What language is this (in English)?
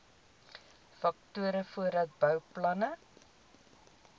Afrikaans